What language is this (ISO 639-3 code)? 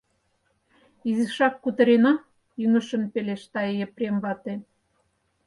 chm